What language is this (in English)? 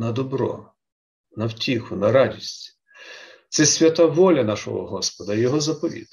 Ukrainian